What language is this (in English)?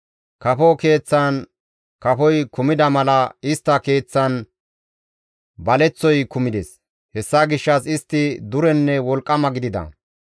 Gamo